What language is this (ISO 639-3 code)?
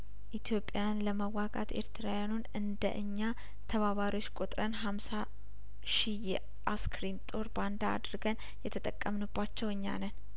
amh